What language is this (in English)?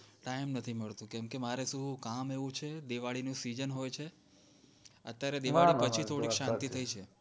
Gujarati